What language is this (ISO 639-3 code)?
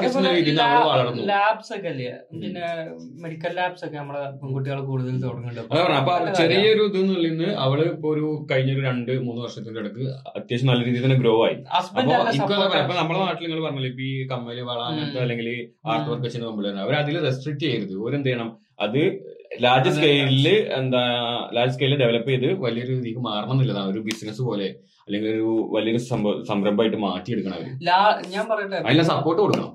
mal